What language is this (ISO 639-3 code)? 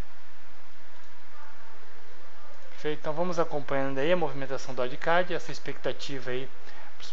por